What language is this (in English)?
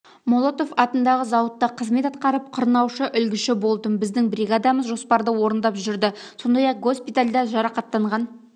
Kazakh